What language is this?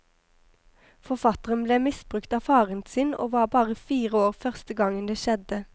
Norwegian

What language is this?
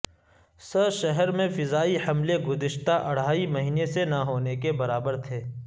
Urdu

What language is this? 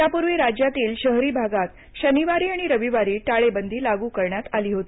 Marathi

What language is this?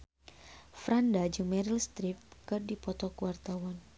Sundanese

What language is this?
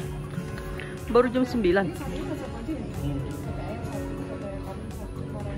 Indonesian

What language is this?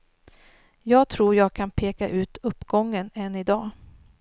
Swedish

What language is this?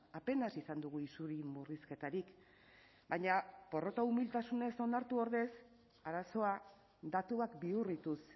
Basque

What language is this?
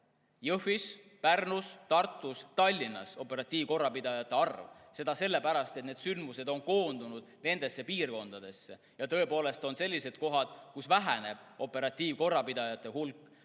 Estonian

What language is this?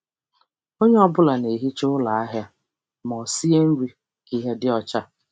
Igbo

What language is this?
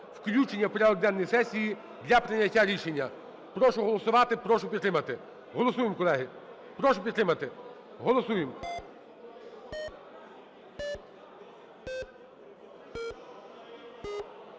Ukrainian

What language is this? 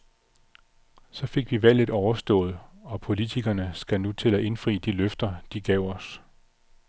Danish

